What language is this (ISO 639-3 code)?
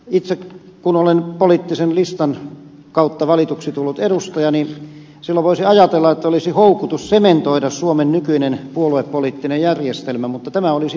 fin